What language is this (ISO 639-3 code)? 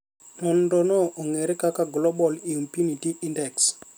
luo